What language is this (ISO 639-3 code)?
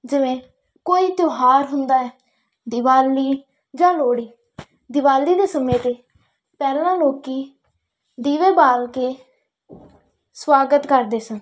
pan